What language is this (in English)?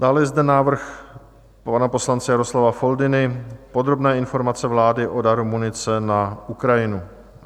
Czech